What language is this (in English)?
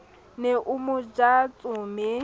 Southern Sotho